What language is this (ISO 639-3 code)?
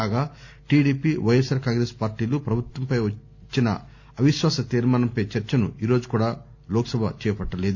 tel